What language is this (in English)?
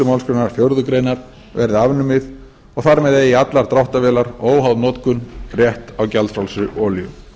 Icelandic